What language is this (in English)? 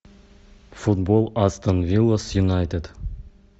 Russian